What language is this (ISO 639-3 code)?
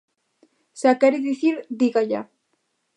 glg